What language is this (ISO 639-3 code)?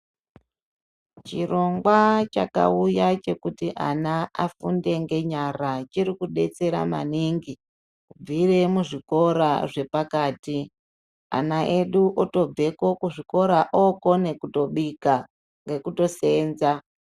ndc